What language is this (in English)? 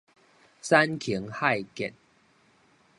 Min Nan Chinese